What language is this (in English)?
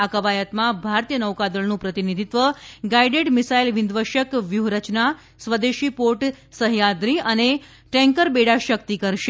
Gujarati